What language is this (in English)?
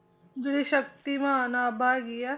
Punjabi